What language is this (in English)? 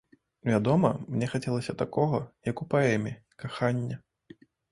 Belarusian